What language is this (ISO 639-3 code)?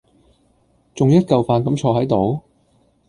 yue